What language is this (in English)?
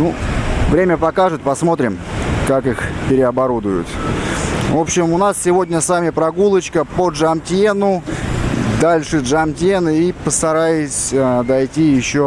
Russian